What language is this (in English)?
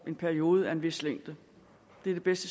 Danish